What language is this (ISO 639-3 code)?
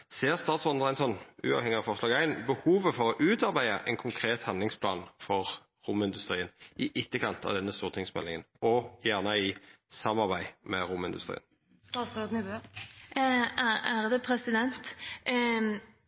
nno